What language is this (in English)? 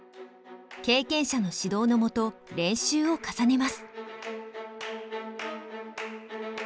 Japanese